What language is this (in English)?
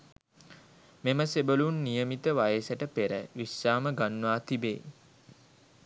Sinhala